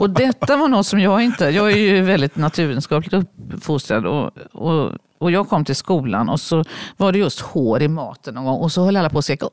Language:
Swedish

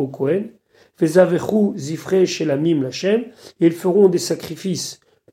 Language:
French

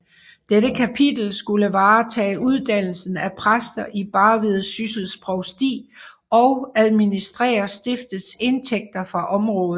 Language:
Danish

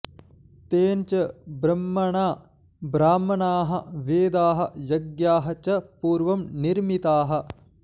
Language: Sanskrit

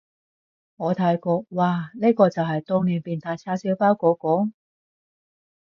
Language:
Cantonese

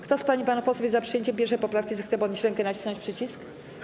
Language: Polish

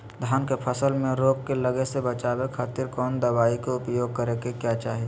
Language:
Magahi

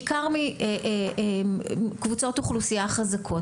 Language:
Hebrew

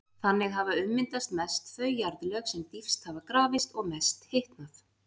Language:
Icelandic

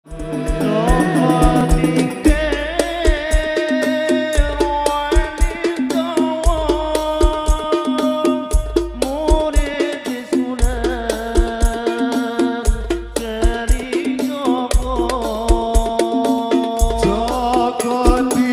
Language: Indonesian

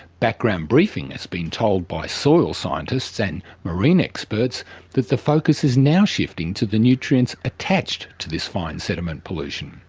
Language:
English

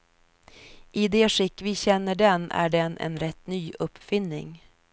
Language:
Swedish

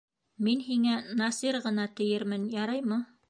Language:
Bashkir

